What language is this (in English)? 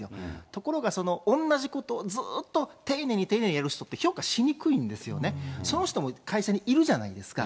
Japanese